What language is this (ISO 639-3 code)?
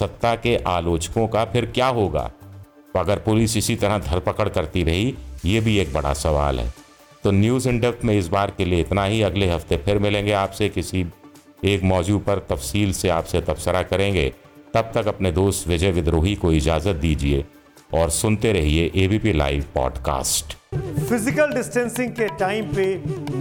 hin